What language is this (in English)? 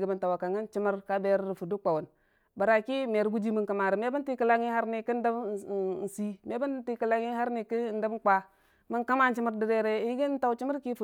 Dijim-Bwilim